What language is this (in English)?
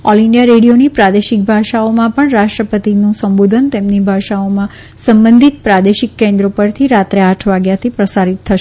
Gujarati